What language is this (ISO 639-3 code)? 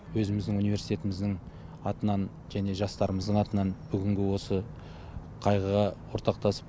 kaz